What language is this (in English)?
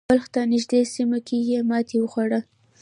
Pashto